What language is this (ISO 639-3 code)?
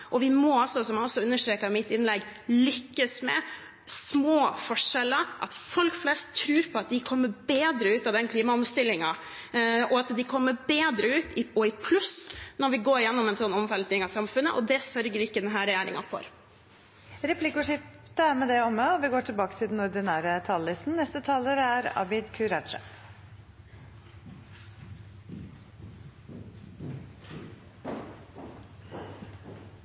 nor